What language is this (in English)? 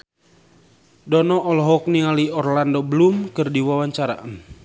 Sundanese